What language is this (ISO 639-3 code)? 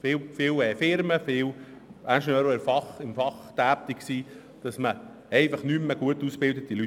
gsw